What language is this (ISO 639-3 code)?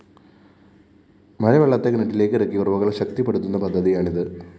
mal